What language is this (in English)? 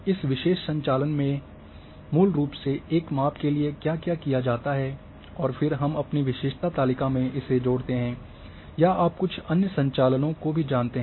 Hindi